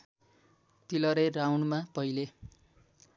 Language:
Nepali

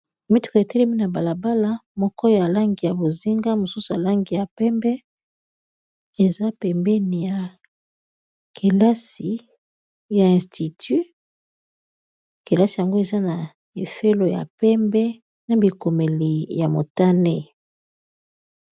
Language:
Lingala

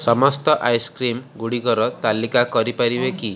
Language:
Odia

